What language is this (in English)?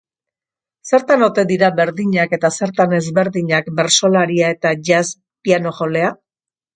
Basque